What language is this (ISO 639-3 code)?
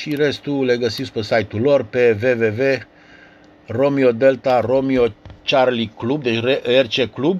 ron